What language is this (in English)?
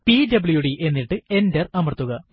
Malayalam